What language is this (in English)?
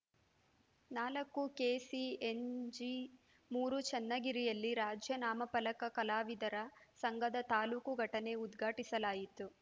Kannada